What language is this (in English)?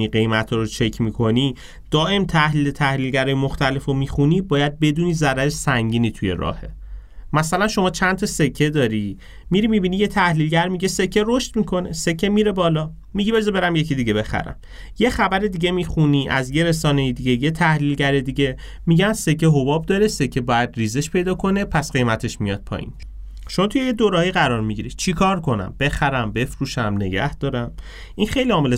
Persian